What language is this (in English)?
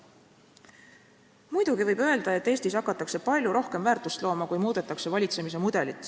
Estonian